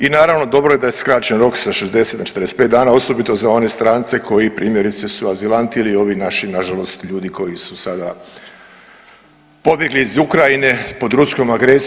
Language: Croatian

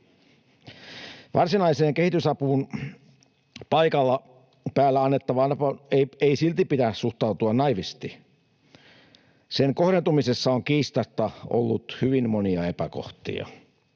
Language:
Finnish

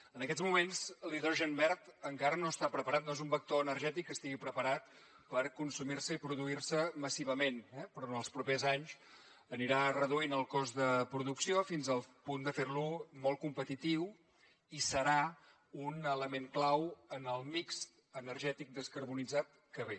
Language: Catalan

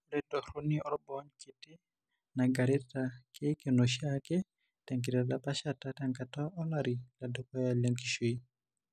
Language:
Masai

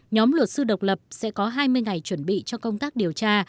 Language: Vietnamese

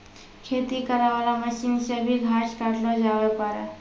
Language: Maithili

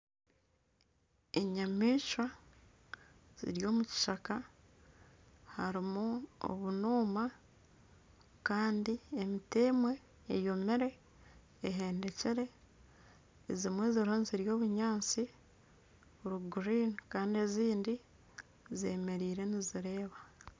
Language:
Nyankole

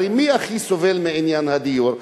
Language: Hebrew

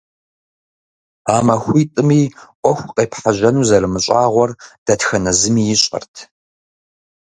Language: Kabardian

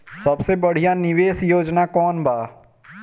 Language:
Bhojpuri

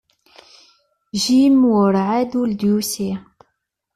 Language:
Kabyle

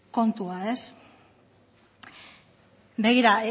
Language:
Basque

